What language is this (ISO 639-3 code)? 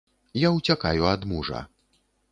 bel